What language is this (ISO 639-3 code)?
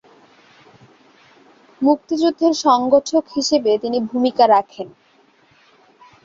ben